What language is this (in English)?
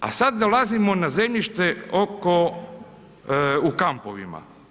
Croatian